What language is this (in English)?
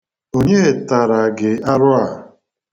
Igbo